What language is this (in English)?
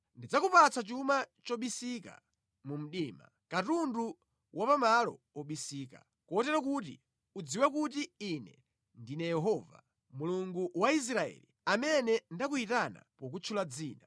Nyanja